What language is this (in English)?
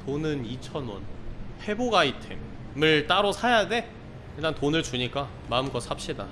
Korean